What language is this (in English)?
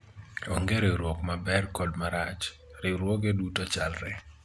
Luo (Kenya and Tanzania)